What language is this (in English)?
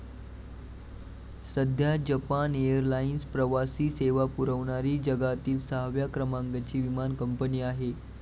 Marathi